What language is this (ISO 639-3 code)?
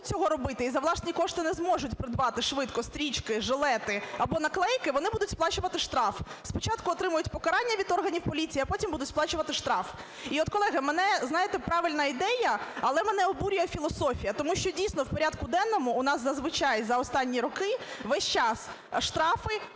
ukr